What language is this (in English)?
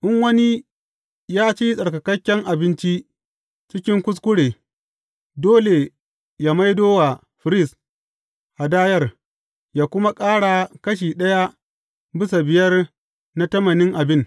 Hausa